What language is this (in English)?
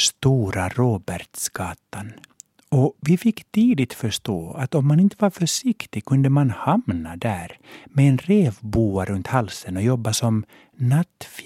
Swedish